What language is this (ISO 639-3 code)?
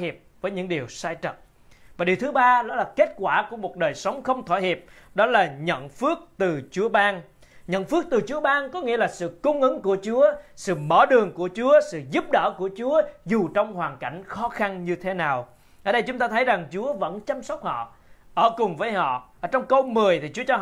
vie